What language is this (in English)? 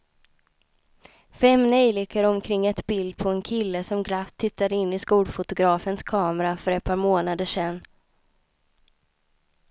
Swedish